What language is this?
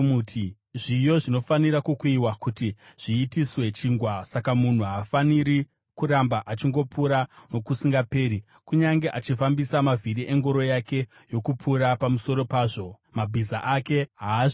Shona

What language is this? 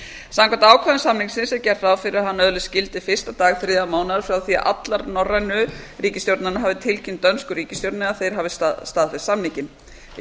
Icelandic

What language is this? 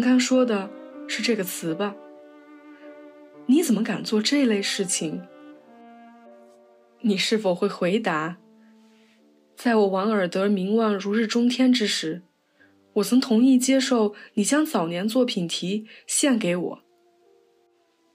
Chinese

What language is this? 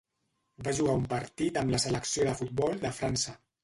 Catalan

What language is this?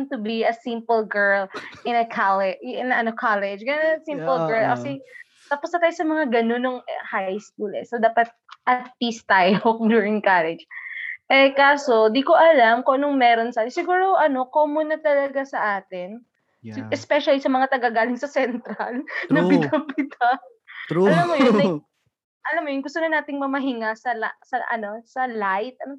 Filipino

